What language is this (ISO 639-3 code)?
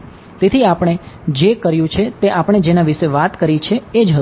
guj